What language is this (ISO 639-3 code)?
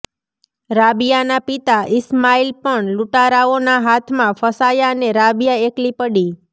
guj